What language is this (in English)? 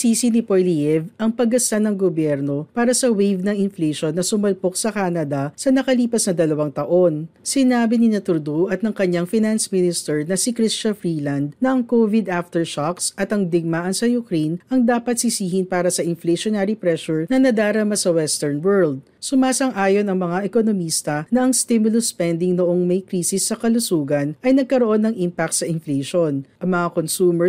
Filipino